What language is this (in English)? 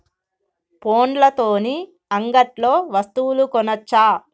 Telugu